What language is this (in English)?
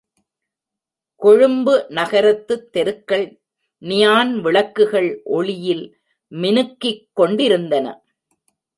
Tamil